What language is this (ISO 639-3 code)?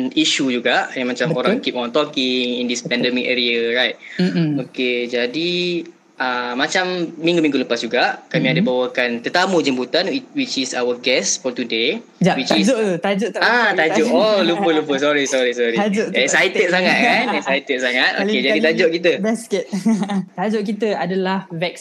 msa